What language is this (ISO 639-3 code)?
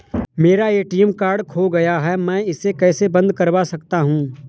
hin